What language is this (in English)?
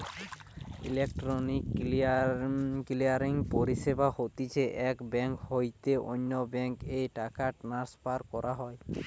Bangla